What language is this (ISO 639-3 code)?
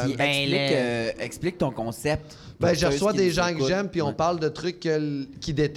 fra